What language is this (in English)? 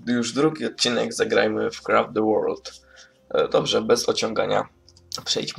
Polish